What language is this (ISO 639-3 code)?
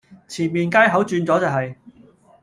yue